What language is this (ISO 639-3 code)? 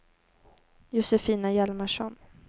swe